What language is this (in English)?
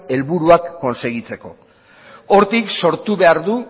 Basque